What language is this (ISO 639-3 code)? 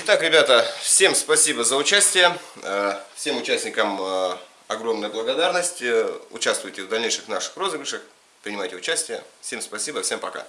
rus